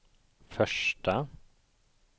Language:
Swedish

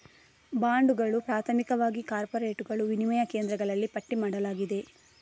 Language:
Kannada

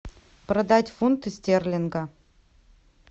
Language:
Russian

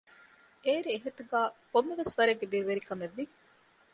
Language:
Divehi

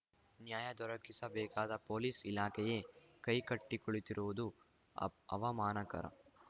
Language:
Kannada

